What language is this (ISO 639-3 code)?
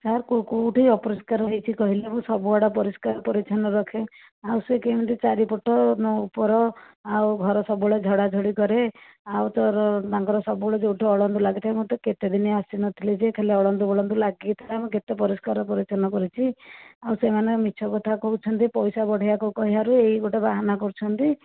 ori